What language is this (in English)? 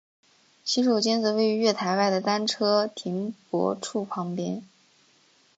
Chinese